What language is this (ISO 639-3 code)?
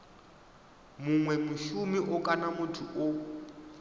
ven